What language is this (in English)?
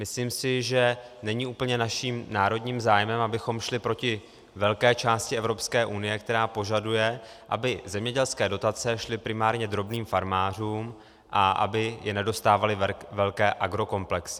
Czech